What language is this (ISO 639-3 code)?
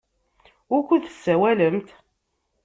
kab